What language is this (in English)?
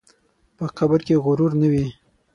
Pashto